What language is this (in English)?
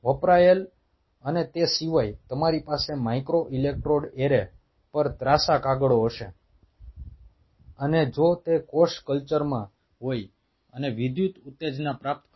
Gujarati